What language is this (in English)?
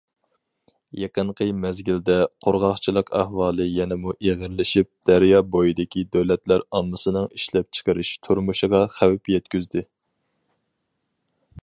Uyghur